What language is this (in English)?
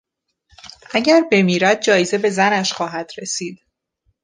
Persian